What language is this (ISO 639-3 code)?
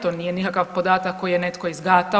hrv